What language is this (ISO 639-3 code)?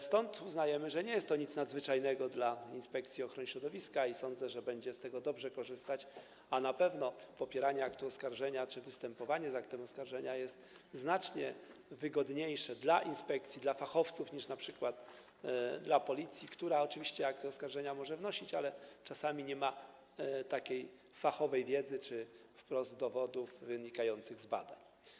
pol